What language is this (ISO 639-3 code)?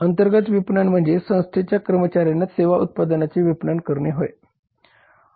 mar